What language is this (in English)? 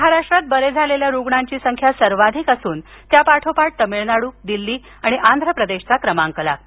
Marathi